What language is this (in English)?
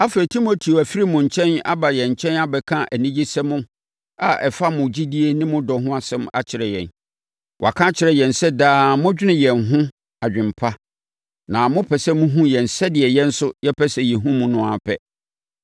Akan